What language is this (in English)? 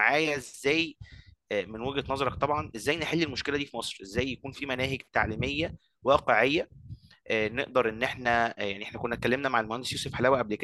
Arabic